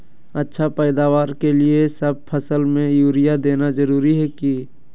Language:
Magahi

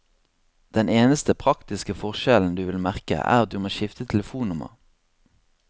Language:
Norwegian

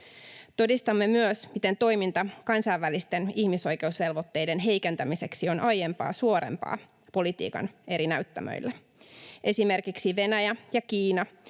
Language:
Finnish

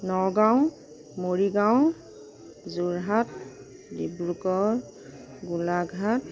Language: Assamese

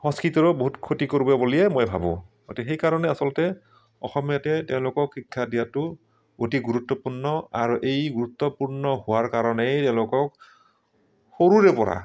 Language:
Assamese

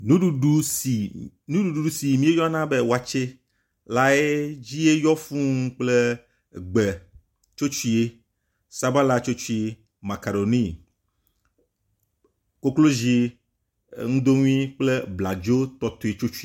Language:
Ewe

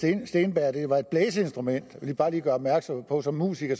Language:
Danish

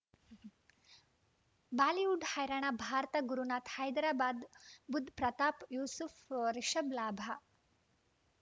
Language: Kannada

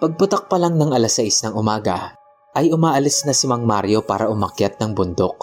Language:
Filipino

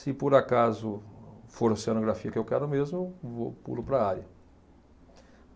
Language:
Portuguese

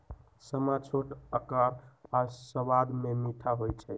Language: Magahi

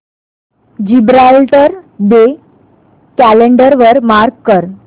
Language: Marathi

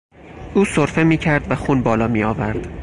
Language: Persian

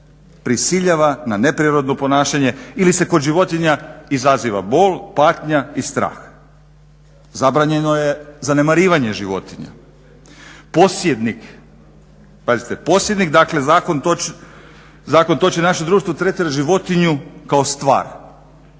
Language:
Croatian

